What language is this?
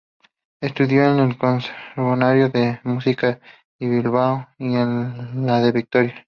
Spanish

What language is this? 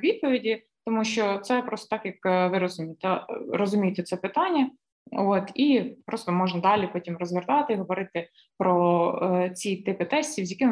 Ukrainian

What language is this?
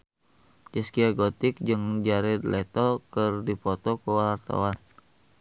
Sundanese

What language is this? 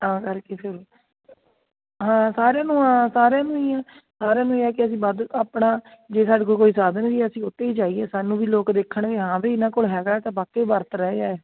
Punjabi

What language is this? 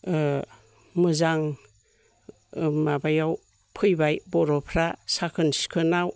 Bodo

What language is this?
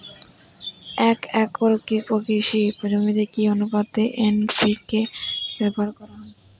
Bangla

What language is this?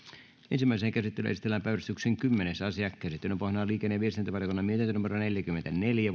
Finnish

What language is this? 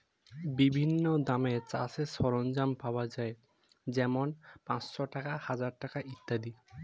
Bangla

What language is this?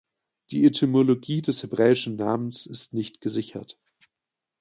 German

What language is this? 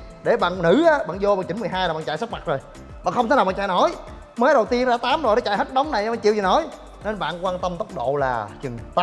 Vietnamese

